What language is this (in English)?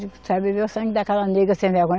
Portuguese